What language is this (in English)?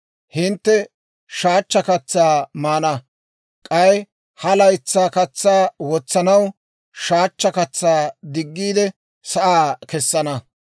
Dawro